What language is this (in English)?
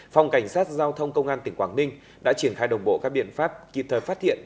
Vietnamese